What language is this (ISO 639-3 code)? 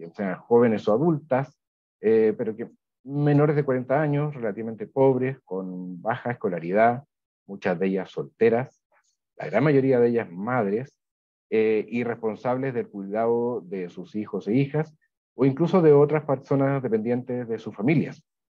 spa